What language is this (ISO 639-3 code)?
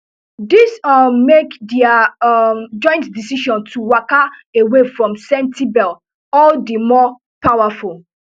pcm